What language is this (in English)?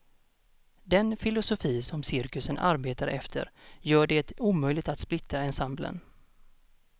Swedish